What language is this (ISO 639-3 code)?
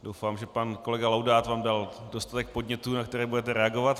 ces